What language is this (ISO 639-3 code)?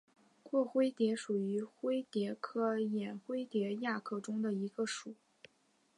zho